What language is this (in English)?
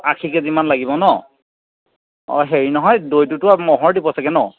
Assamese